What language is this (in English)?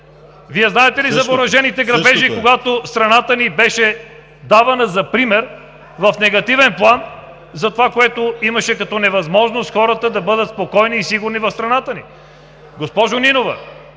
Bulgarian